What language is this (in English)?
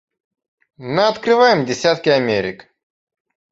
Russian